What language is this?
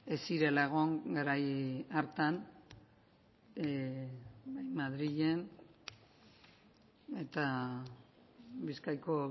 Basque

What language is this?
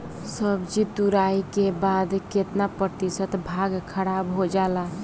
Bhojpuri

